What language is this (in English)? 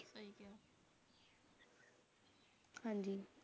Punjabi